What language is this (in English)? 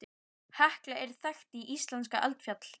Icelandic